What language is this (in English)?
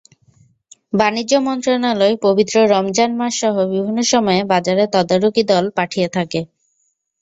Bangla